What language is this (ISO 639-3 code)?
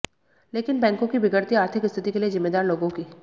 hin